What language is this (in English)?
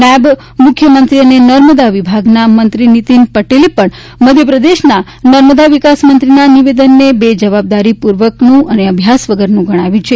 Gujarati